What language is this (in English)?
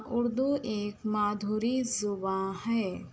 Urdu